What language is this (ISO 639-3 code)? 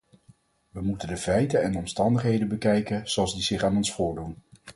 nld